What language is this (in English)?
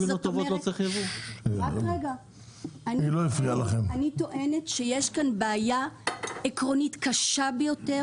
Hebrew